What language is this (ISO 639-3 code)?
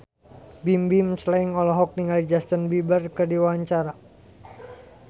sun